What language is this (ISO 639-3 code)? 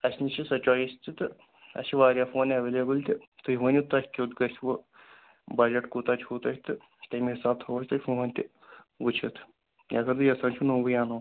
kas